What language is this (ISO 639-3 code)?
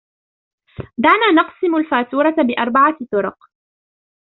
ara